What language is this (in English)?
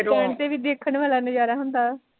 Punjabi